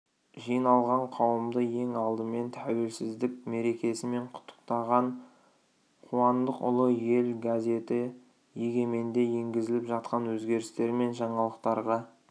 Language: Kazakh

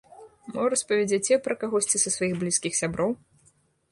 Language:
Belarusian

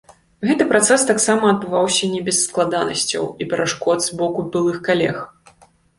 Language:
Belarusian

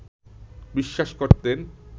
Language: Bangla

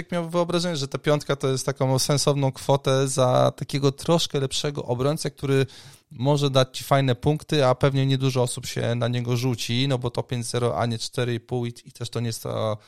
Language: Polish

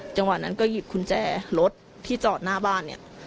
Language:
Thai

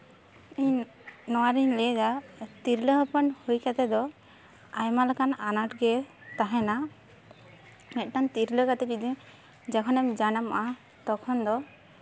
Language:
Santali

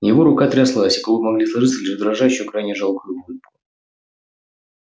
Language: Russian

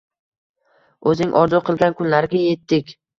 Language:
Uzbek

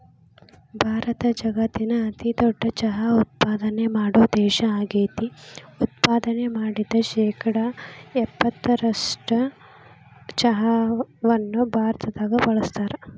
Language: Kannada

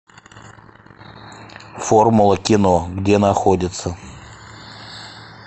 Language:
Russian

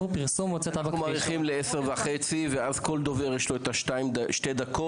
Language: Hebrew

